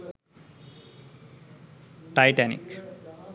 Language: Sinhala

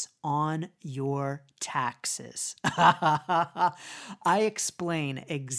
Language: English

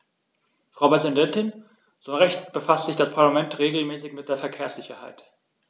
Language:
German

